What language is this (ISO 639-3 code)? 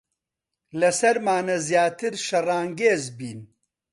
ckb